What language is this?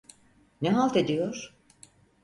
Turkish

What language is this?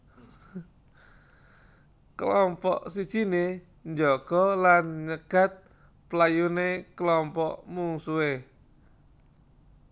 Javanese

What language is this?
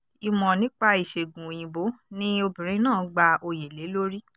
Yoruba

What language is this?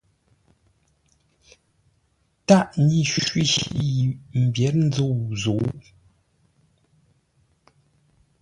Ngombale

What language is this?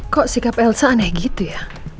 Indonesian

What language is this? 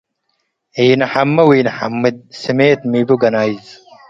Tigre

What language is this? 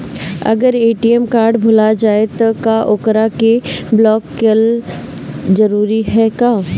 Bhojpuri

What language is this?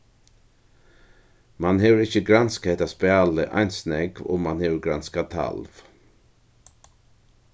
Faroese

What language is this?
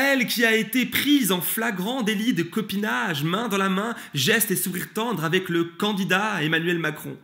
French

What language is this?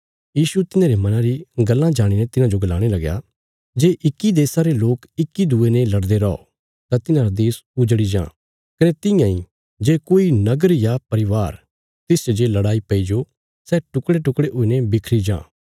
Bilaspuri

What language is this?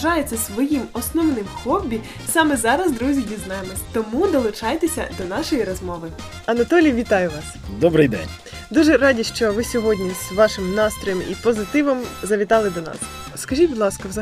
Ukrainian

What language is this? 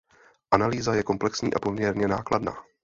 Czech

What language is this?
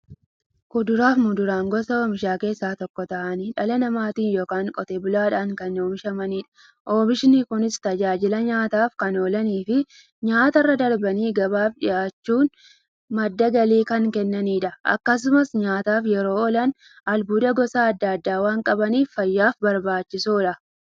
Oromo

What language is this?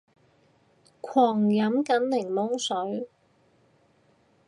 Cantonese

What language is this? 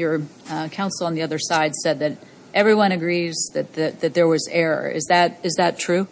English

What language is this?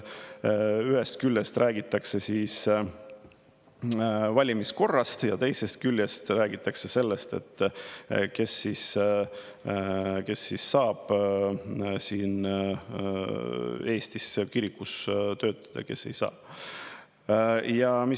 Estonian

